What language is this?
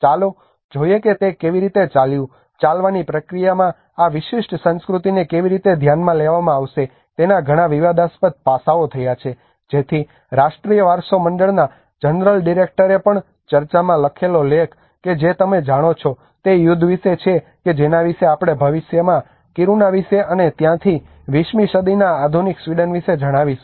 Gujarati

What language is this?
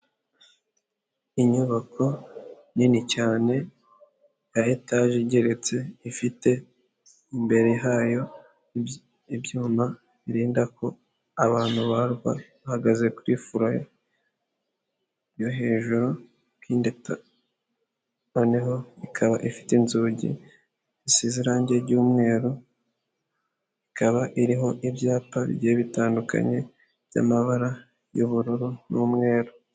Kinyarwanda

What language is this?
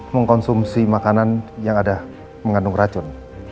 Indonesian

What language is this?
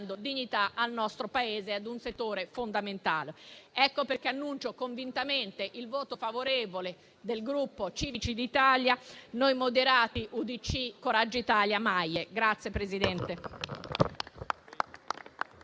Italian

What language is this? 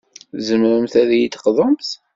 Kabyle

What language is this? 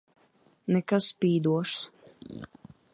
Latvian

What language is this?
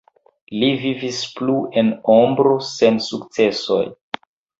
Esperanto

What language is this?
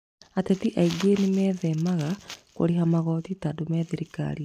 Kikuyu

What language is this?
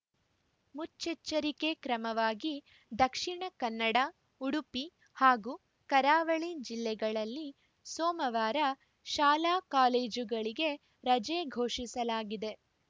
Kannada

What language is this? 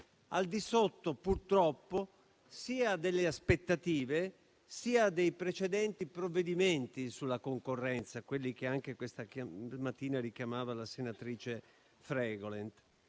Italian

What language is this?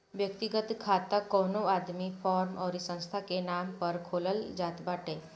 Bhojpuri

